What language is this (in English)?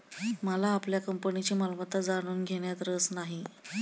Marathi